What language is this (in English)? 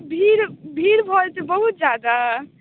Maithili